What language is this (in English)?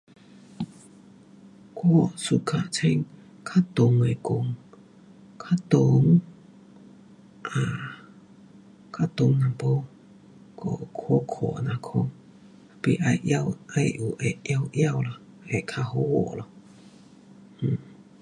Pu-Xian Chinese